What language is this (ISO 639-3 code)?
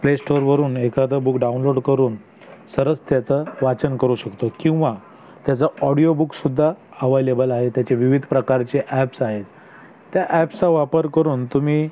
mar